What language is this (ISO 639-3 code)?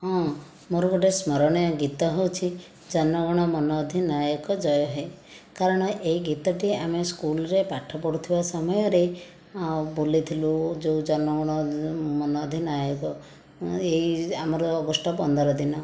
ori